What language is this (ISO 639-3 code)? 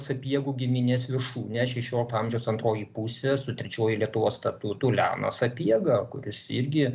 lit